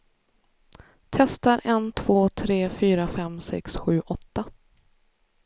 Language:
Swedish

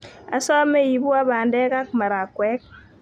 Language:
Kalenjin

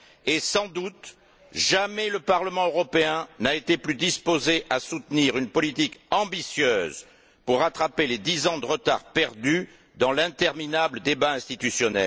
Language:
French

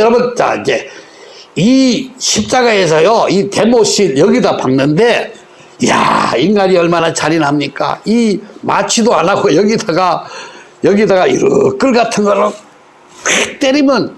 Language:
Korean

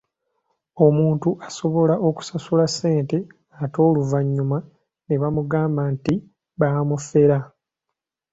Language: Ganda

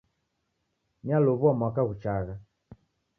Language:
Taita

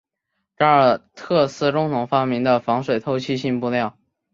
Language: Chinese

